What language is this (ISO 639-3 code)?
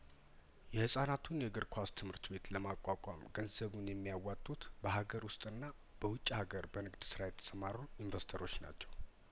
amh